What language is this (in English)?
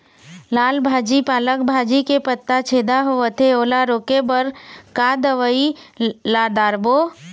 Chhattisgarhi